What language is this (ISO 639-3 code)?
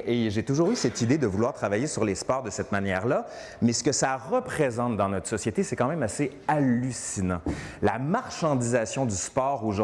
fra